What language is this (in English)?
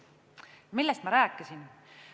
Estonian